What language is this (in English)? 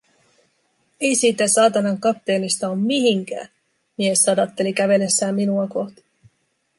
Finnish